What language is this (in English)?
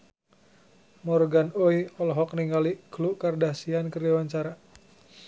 Sundanese